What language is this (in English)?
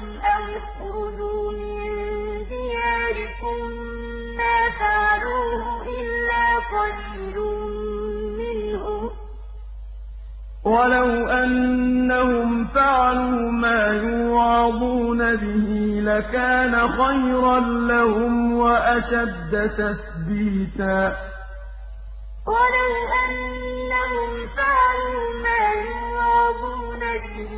Arabic